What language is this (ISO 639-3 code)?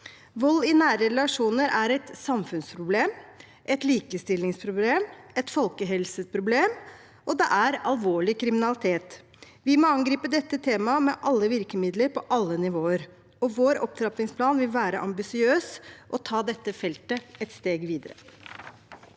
nor